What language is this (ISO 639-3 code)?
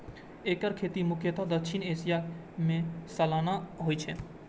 mai